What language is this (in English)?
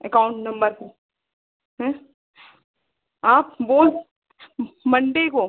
Hindi